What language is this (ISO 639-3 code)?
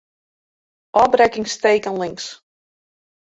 fry